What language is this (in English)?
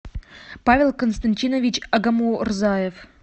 Russian